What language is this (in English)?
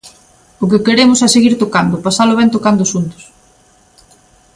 Galician